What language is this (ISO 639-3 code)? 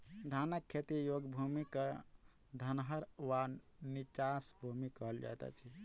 mai